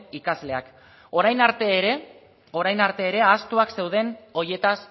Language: Basque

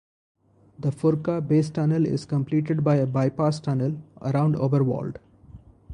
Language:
English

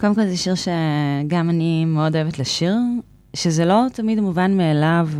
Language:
Hebrew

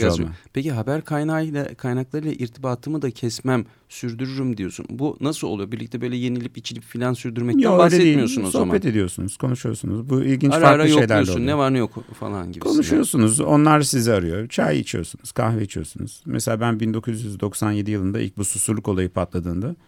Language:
Turkish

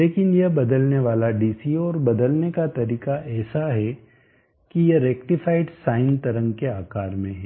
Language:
Hindi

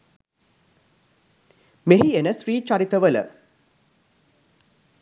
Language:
Sinhala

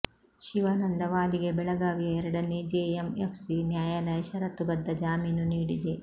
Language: Kannada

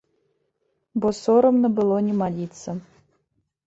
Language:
Belarusian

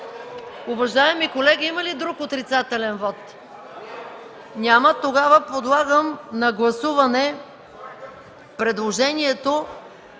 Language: Bulgarian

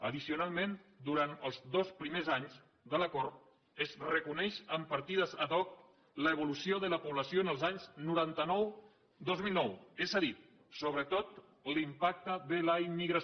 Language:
Catalan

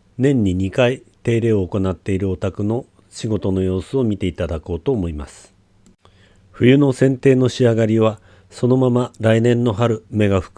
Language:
Japanese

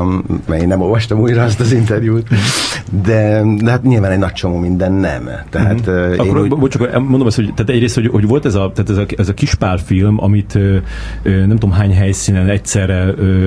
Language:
Hungarian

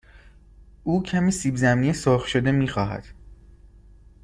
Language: Persian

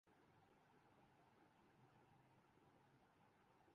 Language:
Urdu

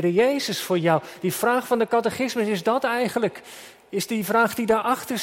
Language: Dutch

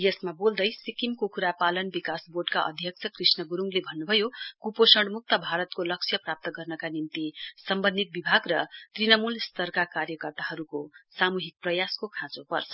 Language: Nepali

